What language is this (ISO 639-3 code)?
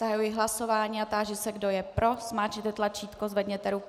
ces